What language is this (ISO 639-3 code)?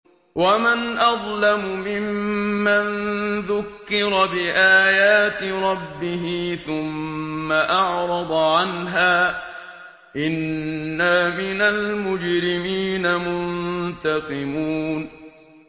ara